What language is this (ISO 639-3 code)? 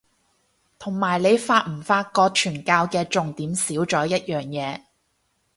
yue